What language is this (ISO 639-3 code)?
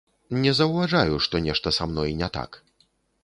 bel